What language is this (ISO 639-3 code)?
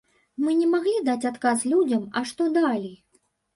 bel